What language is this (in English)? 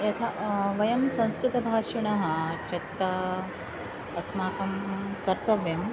Sanskrit